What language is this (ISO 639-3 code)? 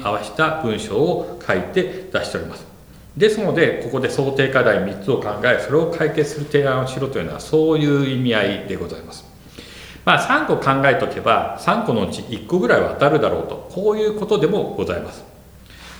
jpn